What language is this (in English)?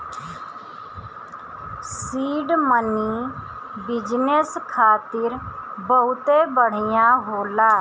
Bhojpuri